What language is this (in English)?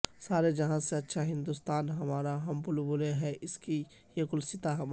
Urdu